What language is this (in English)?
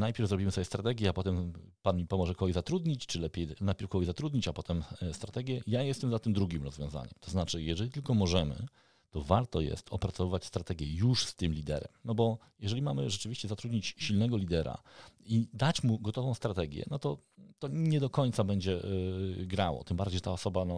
Polish